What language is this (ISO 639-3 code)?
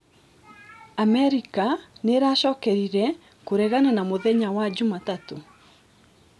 kik